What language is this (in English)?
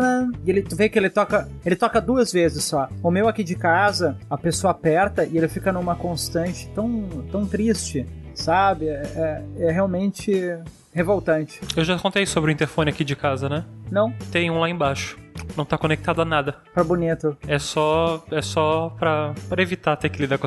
Portuguese